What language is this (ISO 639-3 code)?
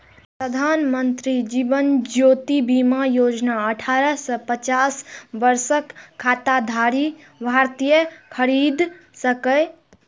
mai